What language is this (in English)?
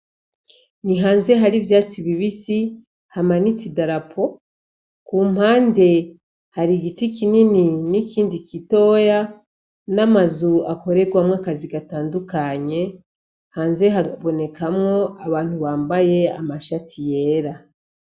Rundi